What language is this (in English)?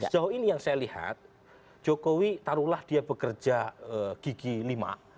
Indonesian